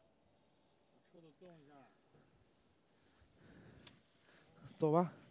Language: Chinese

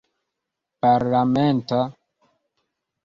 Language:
Esperanto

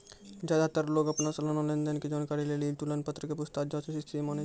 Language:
Maithili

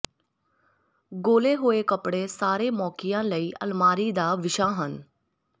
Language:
Punjabi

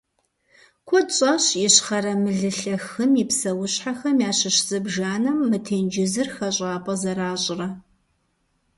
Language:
Kabardian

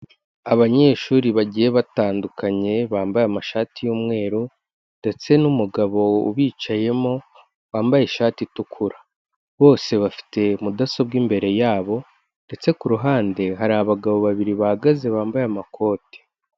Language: Kinyarwanda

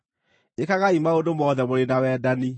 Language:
Kikuyu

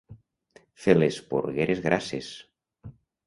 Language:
Catalan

